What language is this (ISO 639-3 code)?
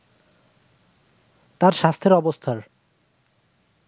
ben